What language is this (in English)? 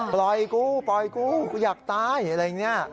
Thai